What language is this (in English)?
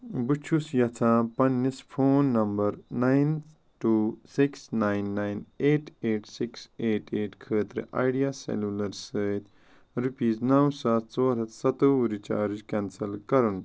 Kashmiri